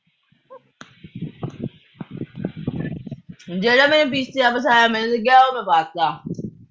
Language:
Punjabi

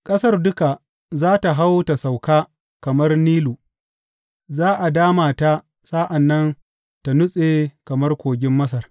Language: Hausa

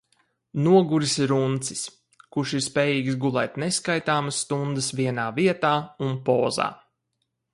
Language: Latvian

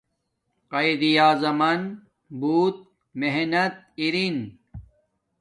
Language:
Domaaki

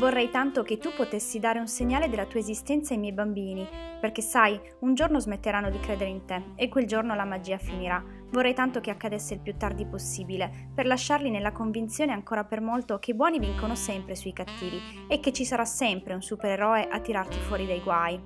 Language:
Italian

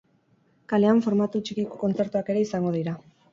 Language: Basque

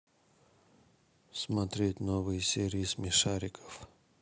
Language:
Russian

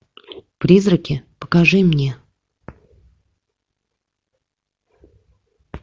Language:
Russian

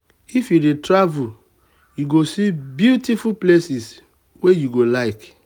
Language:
Nigerian Pidgin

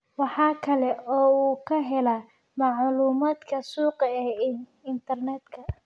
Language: Somali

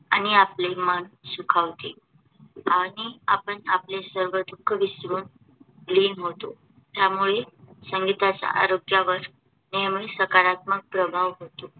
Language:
Marathi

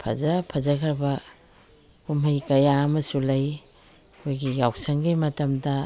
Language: Manipuri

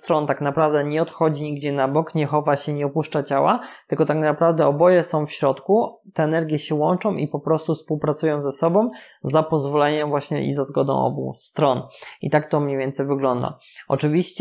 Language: Polish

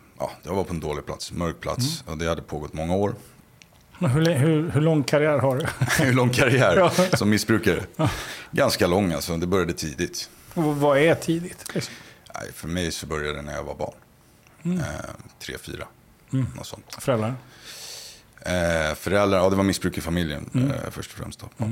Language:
Swedish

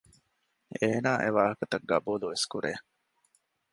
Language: Divehi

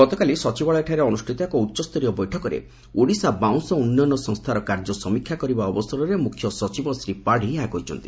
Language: Odia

